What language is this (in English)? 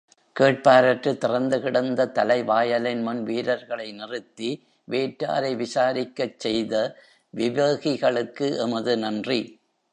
Tamil